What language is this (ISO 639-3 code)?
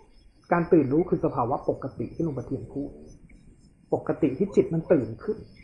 tha